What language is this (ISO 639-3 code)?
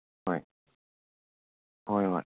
mni